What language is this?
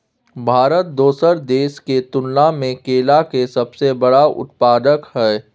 Maithili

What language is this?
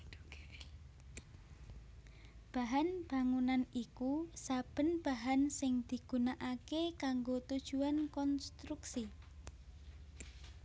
Javanese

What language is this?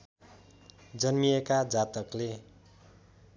Nepali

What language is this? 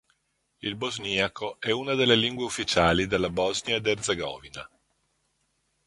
Italian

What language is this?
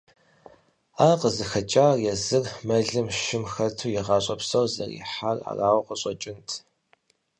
Kabardian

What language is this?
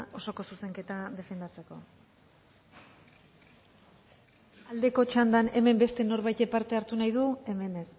Basque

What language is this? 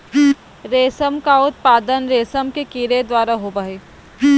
Magahi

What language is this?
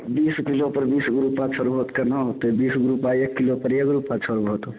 Maithili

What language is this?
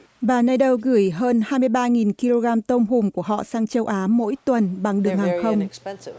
Vietnamese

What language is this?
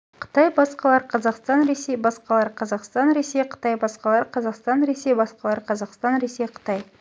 Kazakh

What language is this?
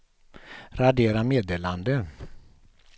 Swedish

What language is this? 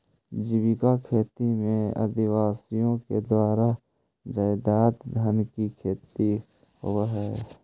Magahi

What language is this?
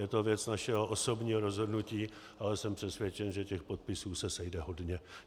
Czech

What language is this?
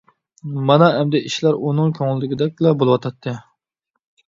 Uyghur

